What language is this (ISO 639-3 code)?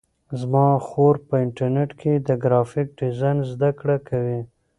pus